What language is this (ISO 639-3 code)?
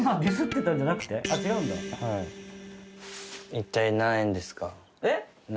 jpn